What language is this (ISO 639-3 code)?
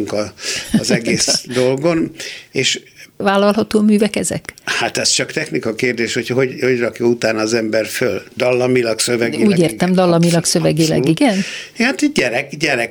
hun